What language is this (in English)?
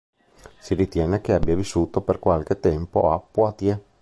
Italian